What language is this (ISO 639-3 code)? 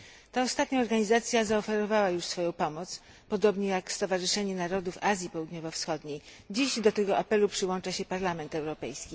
pol